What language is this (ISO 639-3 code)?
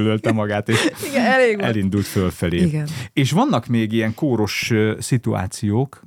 hun